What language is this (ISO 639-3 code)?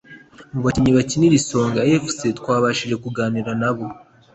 kin